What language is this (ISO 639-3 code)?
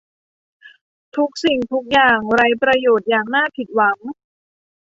tha